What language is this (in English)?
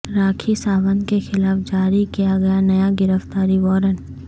Urdu